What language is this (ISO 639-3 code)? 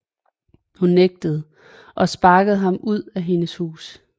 dan